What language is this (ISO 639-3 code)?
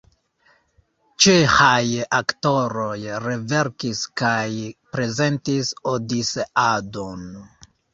epo